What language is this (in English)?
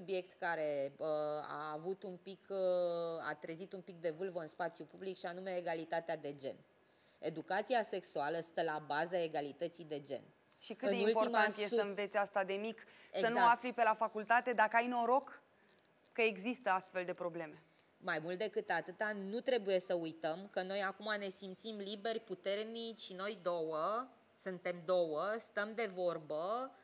Romanian